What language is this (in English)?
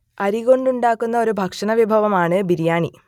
Malayalam